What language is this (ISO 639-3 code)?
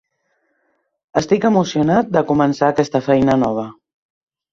cat